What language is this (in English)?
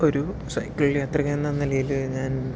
Malayalam